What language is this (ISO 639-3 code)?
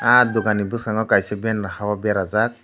trp